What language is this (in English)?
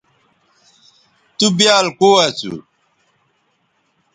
Bateri